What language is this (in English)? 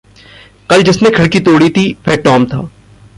Hindi